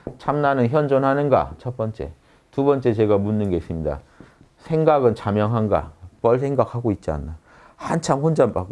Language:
Korean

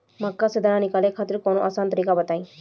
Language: Bhojpuri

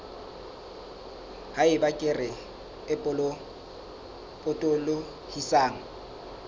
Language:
Southern Sotho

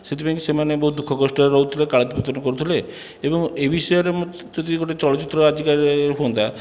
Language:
Odia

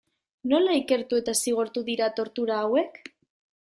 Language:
Basque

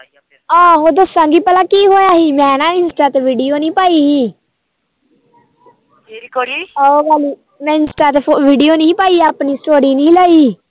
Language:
Punjabi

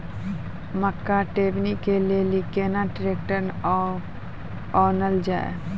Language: Maithili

